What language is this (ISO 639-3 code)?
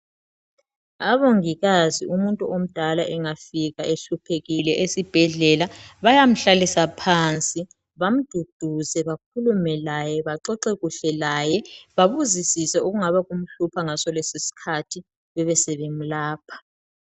nde